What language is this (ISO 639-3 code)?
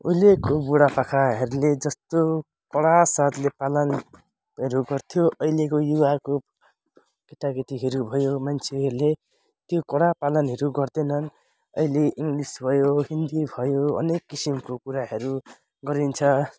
nep